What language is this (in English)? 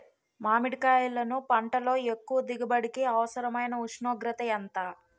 Telugu